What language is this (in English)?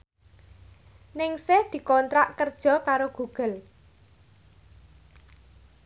Javanese